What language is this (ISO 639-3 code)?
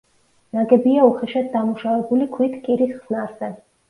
kat